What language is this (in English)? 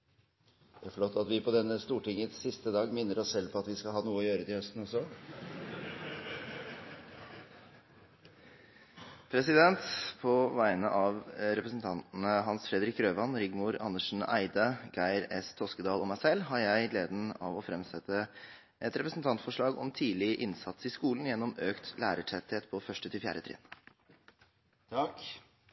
Norwegian Bokmål